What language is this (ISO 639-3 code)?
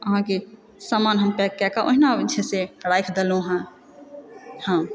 mai